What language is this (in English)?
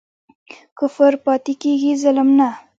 Pashto